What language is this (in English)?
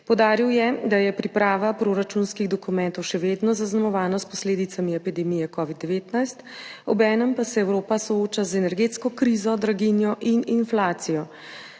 Slovenian